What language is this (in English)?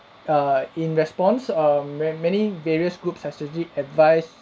English